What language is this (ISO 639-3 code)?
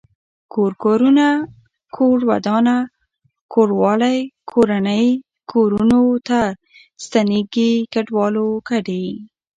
pus